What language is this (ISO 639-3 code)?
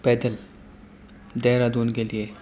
urd